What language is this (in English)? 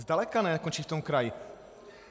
Czech